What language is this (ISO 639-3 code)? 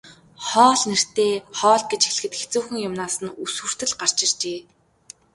mon